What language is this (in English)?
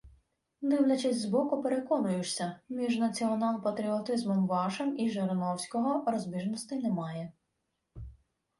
Ukrainian